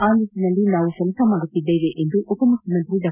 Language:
Kannada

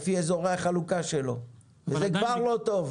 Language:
Hebrew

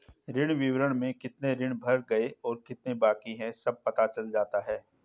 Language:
Hindi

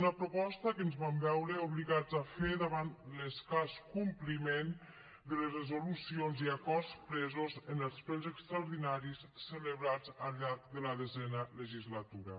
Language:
Catalan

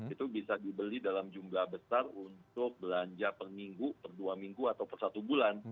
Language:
Indonesian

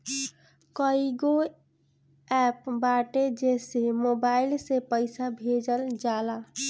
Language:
Bhojpuri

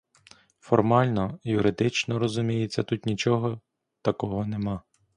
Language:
Ukrainian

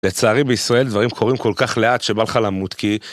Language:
Hebrew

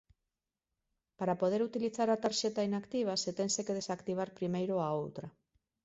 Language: Galician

